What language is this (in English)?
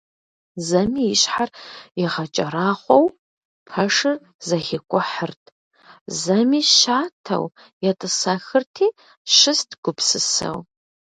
Kabardian